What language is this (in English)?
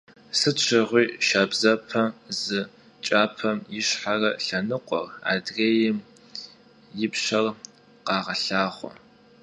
Kabardian